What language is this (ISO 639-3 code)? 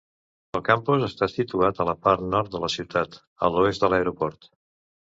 cat